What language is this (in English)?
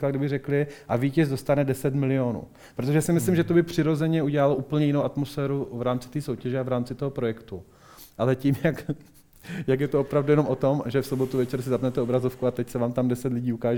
Czech